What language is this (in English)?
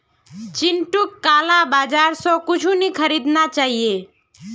Magahi